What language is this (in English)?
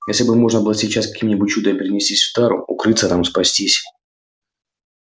Russian